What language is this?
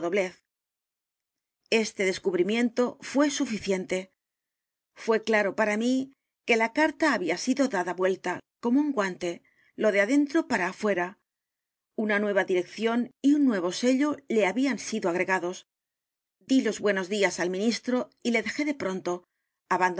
Spanish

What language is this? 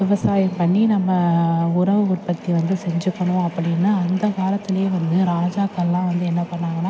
Tamil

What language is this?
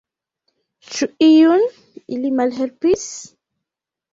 Esperanto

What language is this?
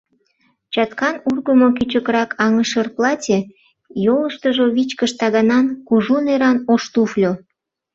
Mari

